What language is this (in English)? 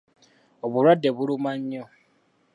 Ganda